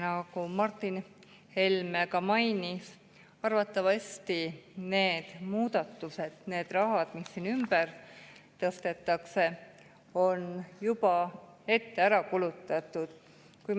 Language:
Estonian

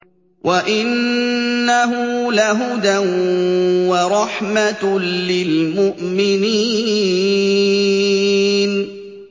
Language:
Arabic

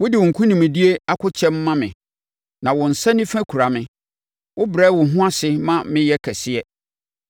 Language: Akan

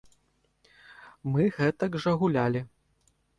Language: Belarusian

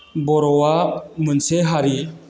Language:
Bodo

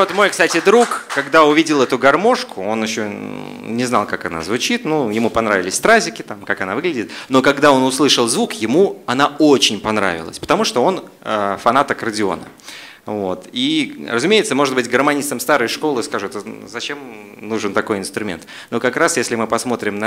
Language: Russian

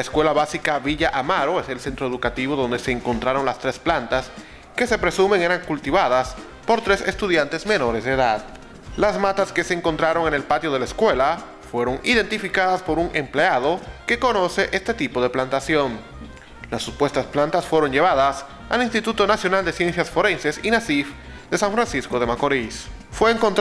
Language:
Spanish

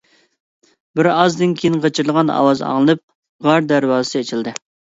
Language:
Uyghur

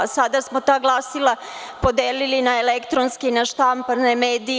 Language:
Serbian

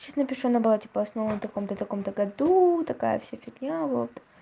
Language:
Russian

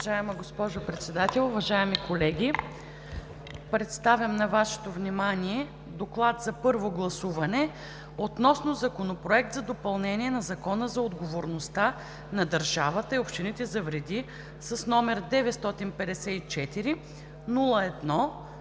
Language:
Bulgarian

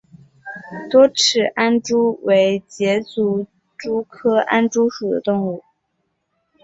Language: Chinese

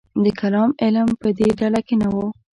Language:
Pashto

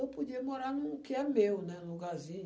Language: Portuguese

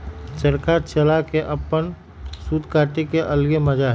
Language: Magahi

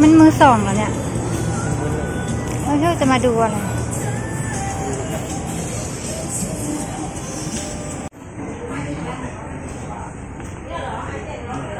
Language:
Thai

